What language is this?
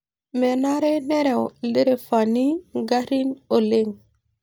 Masai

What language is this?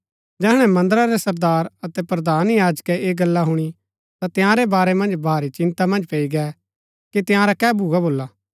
Gaddi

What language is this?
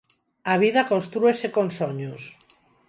Galician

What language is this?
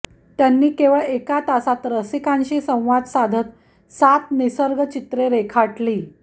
Marathi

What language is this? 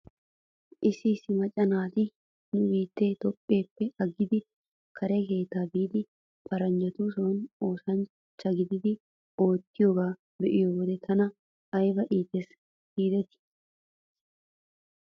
Wolaytta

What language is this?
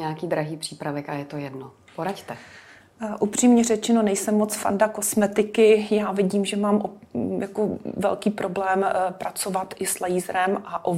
Czech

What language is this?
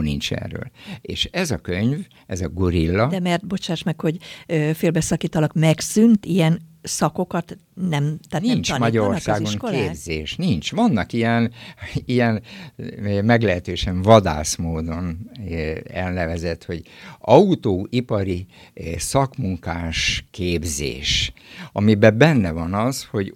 Hungarian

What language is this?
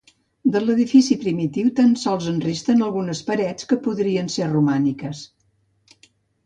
Catalan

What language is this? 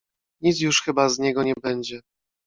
Polish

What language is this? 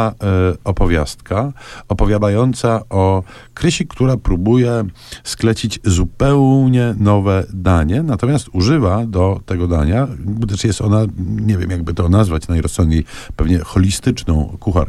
Polish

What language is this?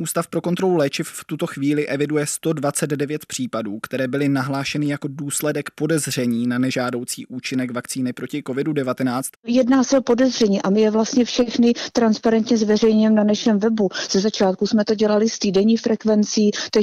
Czech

